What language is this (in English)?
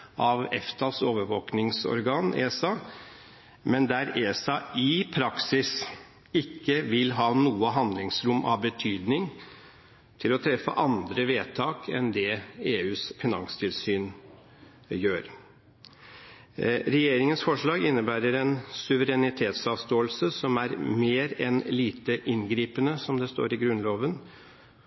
Norwegian Bokmål